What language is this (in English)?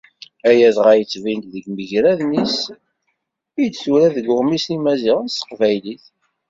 Kabyle